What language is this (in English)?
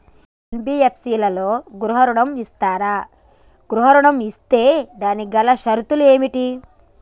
Telugu